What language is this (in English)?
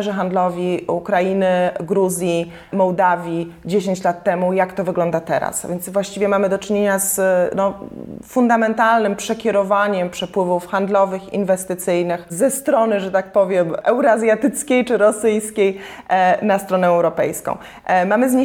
Polish